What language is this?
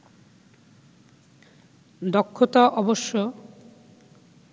Bangla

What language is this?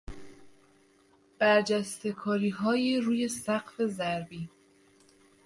Persian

